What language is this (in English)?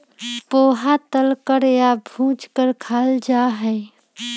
Magahi